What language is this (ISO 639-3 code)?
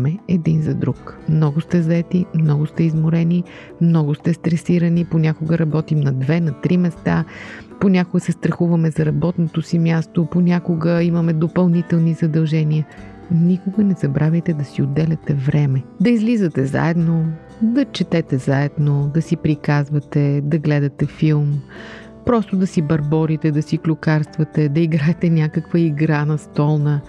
bul